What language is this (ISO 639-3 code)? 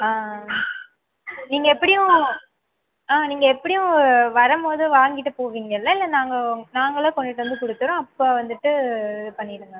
tam